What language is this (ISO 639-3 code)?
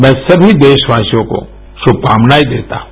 hin